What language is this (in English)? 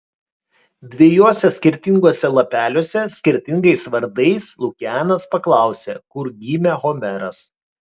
Lithuanian